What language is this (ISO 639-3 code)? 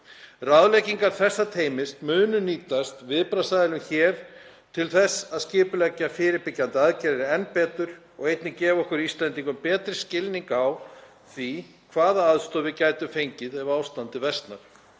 isl